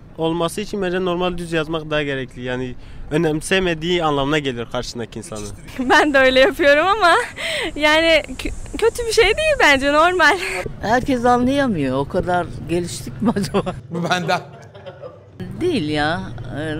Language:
Turkish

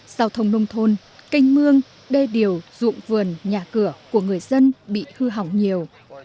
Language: Vietnamese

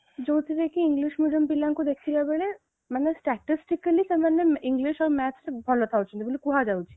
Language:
Odia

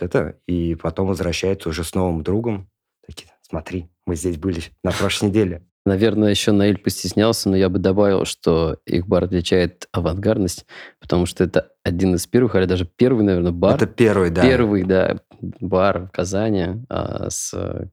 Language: Russian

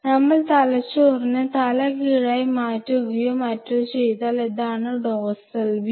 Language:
Malayalam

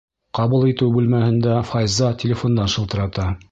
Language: Bashkir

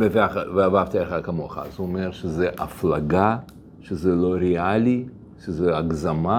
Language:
Hebrew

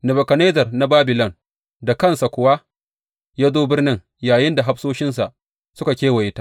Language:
Hausa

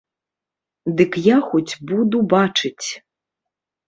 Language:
Belarusian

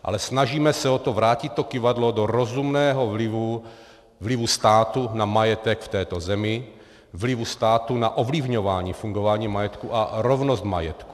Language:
Czech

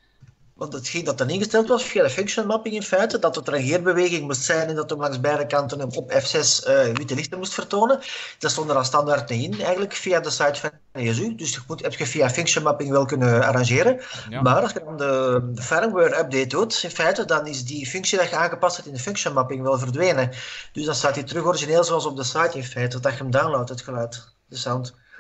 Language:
Dutch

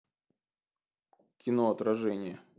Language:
Russian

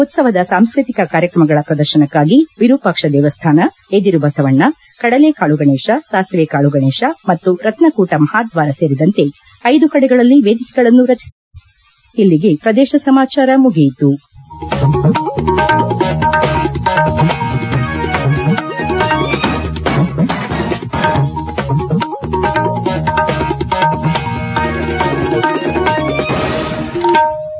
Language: Kannada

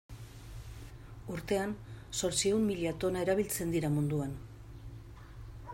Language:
Basque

